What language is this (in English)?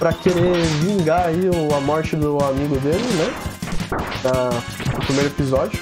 Portuguese